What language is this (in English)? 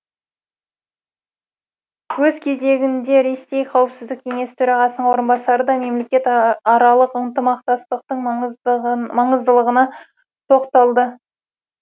Kazakh